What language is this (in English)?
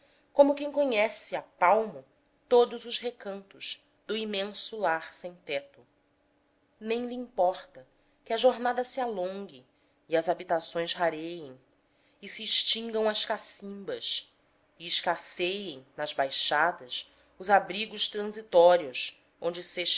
Portuguese